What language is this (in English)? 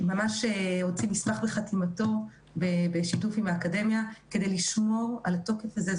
Hebrew